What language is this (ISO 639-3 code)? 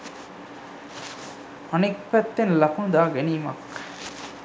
sin